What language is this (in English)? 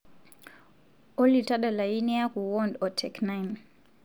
Masai